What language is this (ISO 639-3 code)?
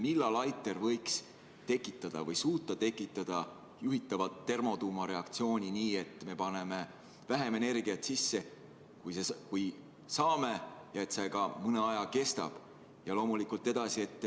est